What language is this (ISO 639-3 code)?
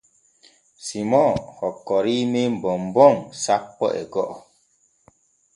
fue